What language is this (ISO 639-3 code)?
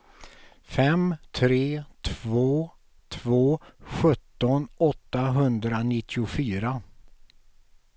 swe